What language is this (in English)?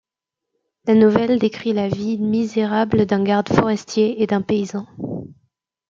French